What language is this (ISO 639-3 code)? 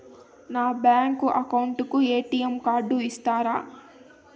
tel